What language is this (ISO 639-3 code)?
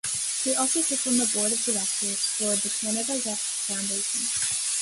eng